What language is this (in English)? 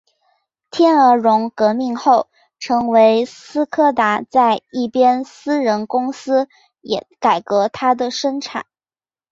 Chinese